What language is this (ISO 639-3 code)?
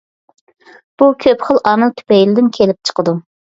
uig